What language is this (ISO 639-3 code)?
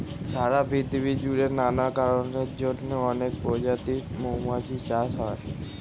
ben